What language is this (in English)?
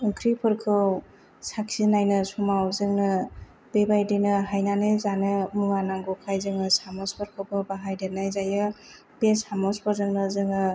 Bodo